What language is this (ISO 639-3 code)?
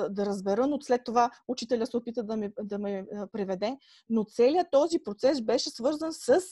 bul